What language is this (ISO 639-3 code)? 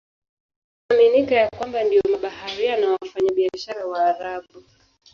swa